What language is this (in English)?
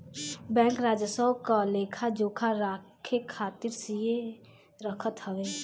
Bhojpuri